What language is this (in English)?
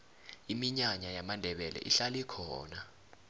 South Ndebele